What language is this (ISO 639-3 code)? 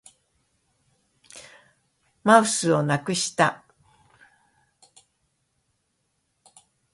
jpn